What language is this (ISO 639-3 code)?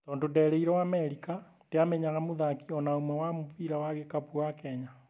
kik